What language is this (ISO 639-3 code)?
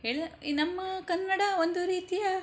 kan